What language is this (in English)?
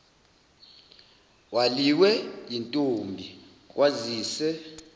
Zulu